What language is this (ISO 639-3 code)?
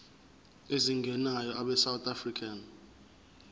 zul